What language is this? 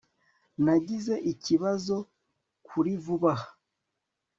Kinyarwanda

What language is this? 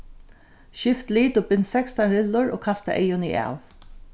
Faroese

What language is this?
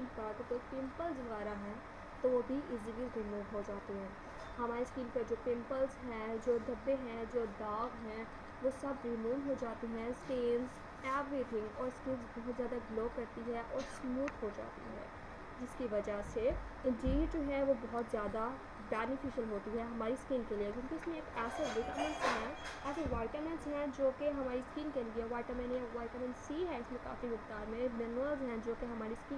Hindi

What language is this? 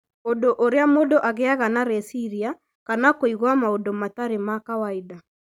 Kikuyu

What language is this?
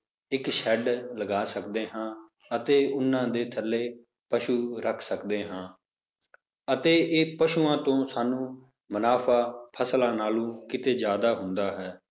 Punjabi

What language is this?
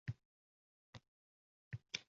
Uzbek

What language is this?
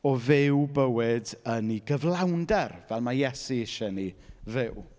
Welsh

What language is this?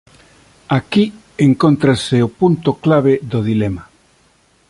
Galician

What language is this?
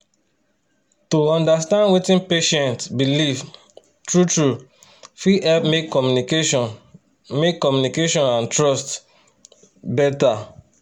Nigerian Pidgin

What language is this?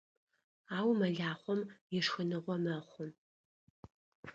Adyghe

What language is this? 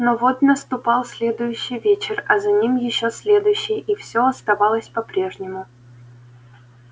Russian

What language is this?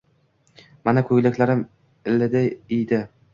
Uzbek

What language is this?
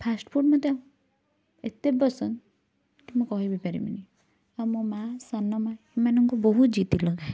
Odia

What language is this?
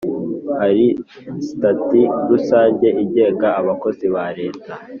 Kinyarwanda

